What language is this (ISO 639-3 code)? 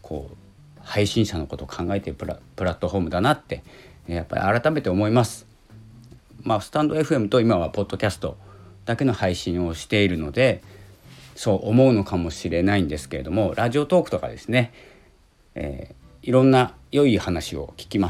jpn